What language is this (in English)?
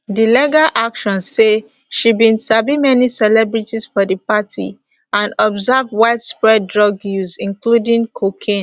Nigerian Pidgin